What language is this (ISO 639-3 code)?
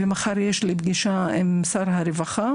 heb